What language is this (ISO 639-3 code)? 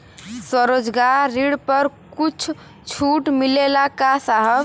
bho